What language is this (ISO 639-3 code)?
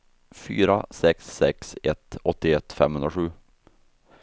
swe